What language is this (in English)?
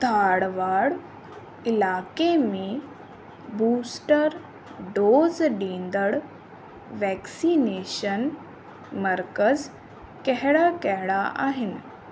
Sindhi